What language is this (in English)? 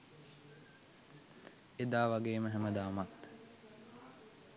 Sinhala